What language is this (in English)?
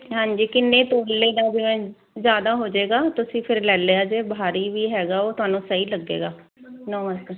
Punjabi